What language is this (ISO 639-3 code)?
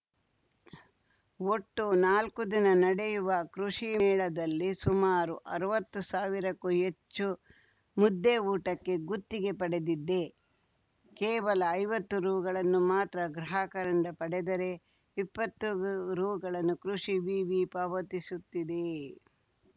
kan